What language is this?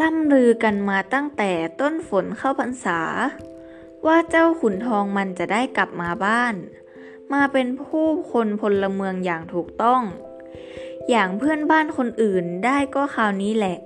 Thai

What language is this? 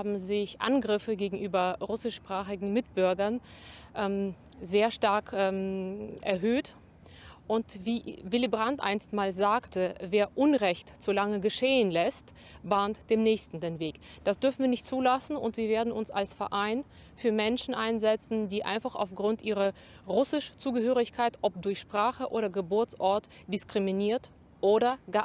German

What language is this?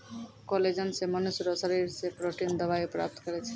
Maithili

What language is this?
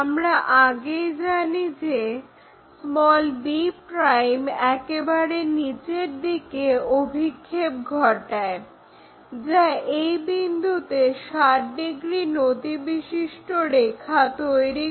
Bangla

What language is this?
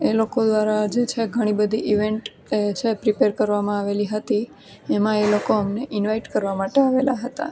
Gujarati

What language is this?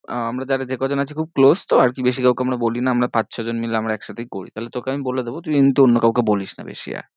Bangla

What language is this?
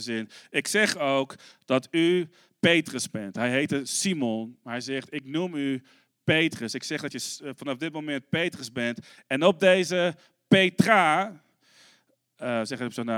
Dutch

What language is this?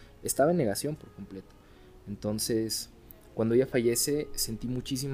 Spanish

